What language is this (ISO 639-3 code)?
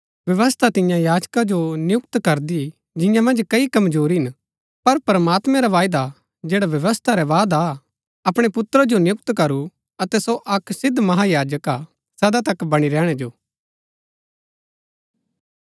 gbk